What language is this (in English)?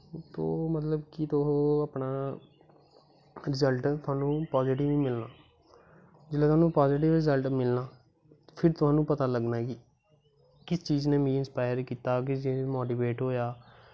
Dogri